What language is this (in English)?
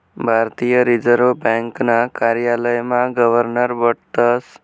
Marathi